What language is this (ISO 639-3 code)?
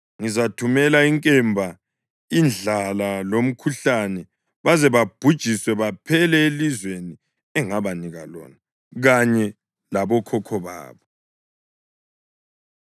nde